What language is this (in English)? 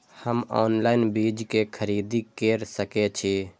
Maithili